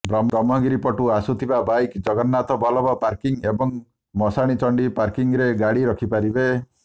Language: Odia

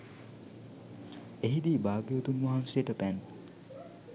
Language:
Sinhala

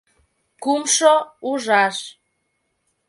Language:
Mari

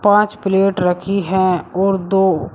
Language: Hindi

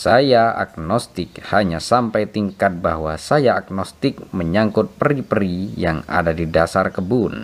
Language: Indonesian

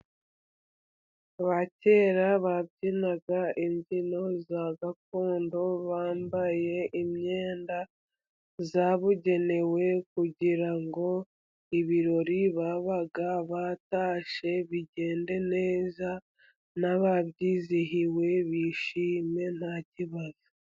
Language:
Kinyarwanda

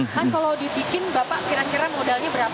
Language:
Indonesian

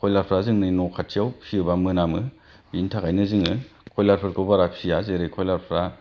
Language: Bodo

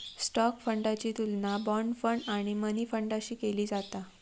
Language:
Marathi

